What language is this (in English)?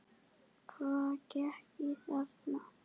Icelandic